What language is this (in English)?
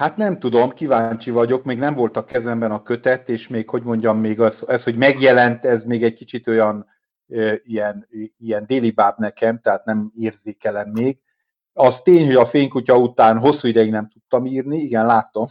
Hungarian